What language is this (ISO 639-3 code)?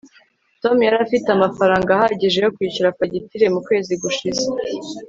kin